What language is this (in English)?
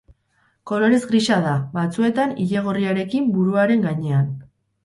Basque